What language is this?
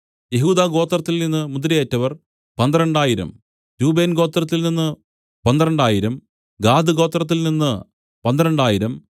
Malayalam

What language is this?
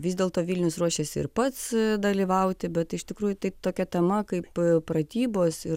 Lithuanian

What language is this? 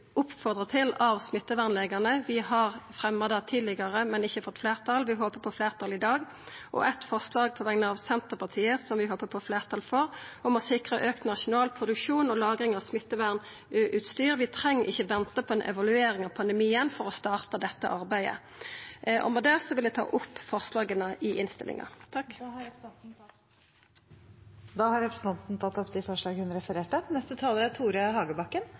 Norwegian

